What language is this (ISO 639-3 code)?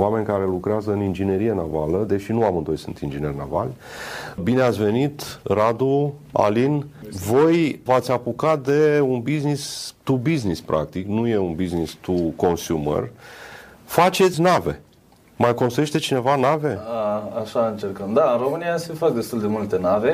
ron